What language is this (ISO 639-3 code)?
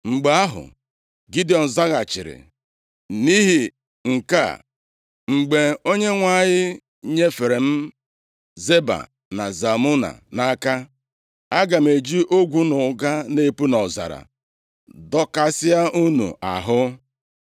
ibo